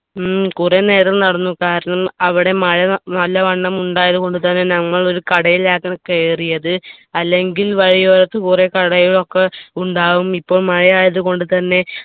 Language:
Malayalam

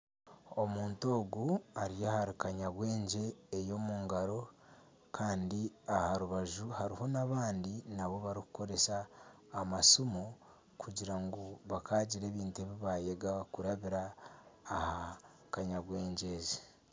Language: Nyankole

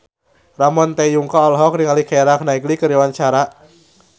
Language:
Sundanese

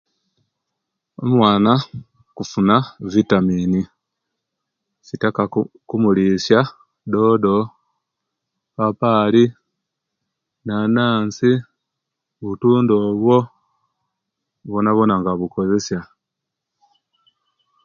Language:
Kenyi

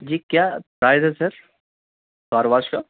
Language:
Urdu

